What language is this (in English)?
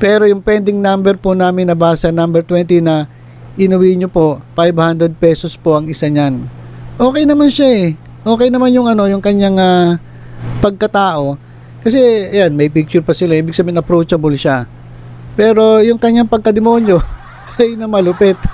Filipino